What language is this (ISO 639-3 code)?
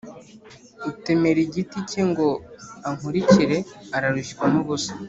kin